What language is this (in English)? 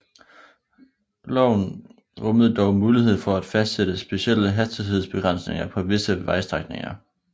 Danish